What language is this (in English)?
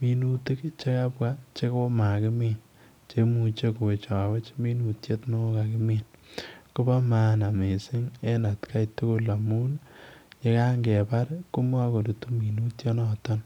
Kalenjin